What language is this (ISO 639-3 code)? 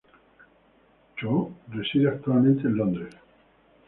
spa